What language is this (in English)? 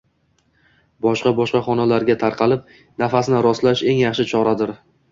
Uzbek